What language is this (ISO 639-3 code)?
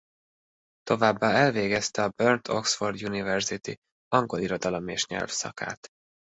hun